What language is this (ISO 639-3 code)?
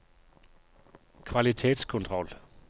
nor